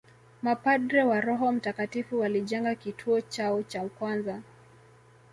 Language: Swahili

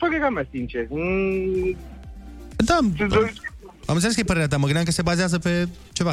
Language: Romanian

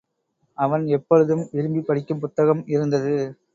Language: Tamil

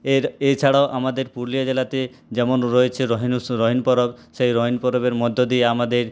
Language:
Bangla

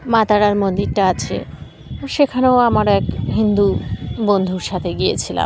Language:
Bangla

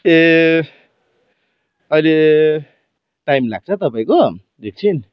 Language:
Nepali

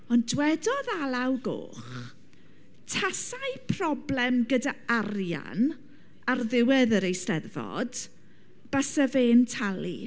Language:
Welsh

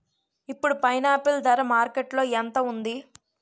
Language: Telugu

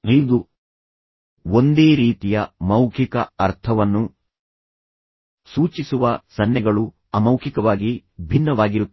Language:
Kannada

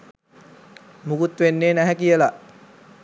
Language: Sinhala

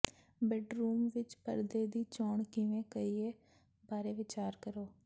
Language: Punjabi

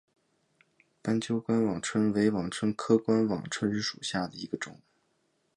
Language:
Chinese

